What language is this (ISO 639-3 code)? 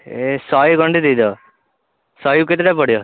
ori